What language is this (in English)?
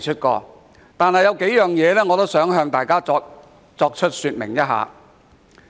Cantonese